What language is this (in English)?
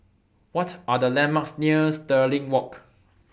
English